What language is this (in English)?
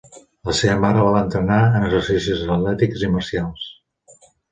Catalan